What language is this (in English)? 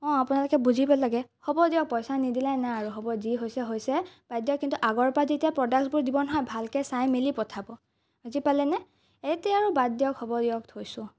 Assamese